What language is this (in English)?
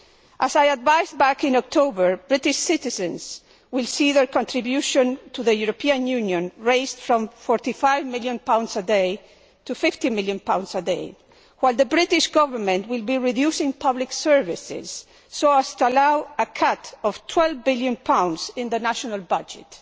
English